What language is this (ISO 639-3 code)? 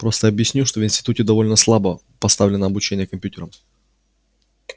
rus